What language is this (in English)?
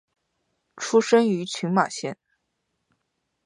Chinese